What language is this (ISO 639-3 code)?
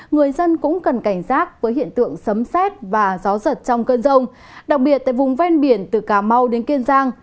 vie